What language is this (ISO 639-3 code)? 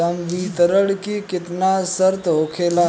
bho